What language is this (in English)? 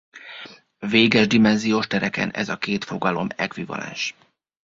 Hungarian